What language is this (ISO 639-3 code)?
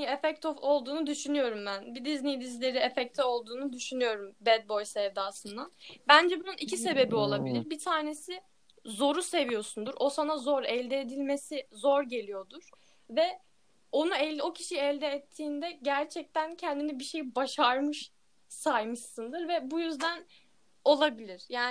tur